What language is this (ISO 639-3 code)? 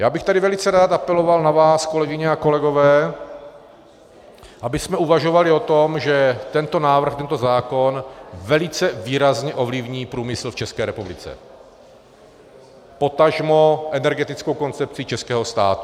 ces